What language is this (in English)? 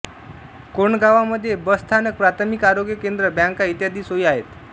Marathi